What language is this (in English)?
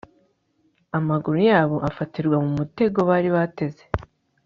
Kinyarwanda